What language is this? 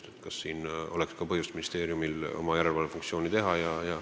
Estonian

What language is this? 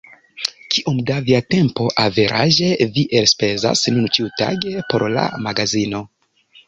Esperanto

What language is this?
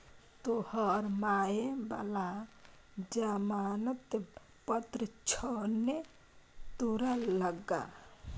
Maithili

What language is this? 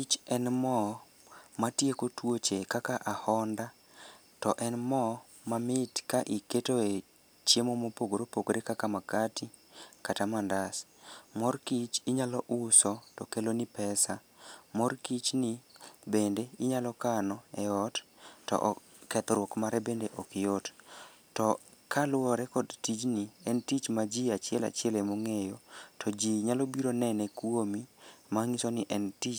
Luo (Kenya and Tanzania)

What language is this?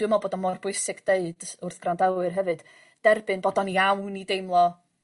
Welsh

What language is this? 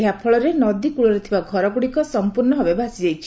Odia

